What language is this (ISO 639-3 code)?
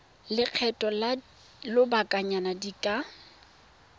tsn